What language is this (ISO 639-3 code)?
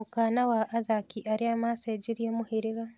kik